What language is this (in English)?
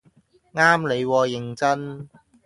Cantonese